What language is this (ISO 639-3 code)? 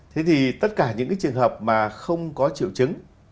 vie